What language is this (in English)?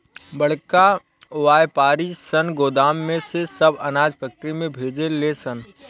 Bhojpuri